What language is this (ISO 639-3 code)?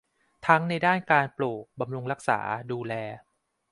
tha